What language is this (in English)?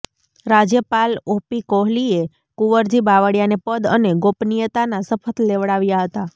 Gujarati